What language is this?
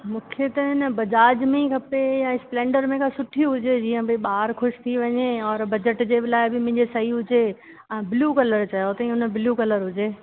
Sindhi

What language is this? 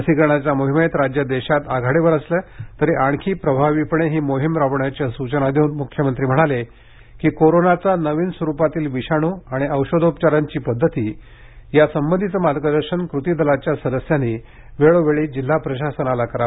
Marathi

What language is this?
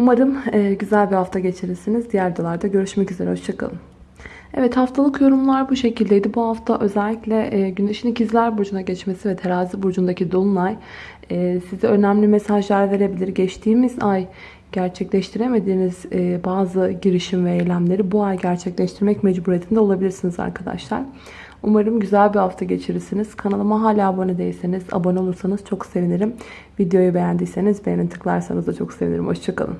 Turkish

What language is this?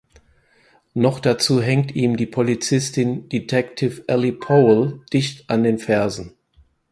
German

